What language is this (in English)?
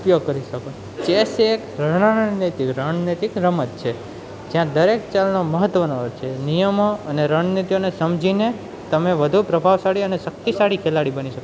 Gujarati